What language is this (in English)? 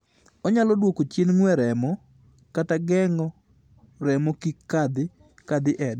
Luo (Kenya and Tanzania)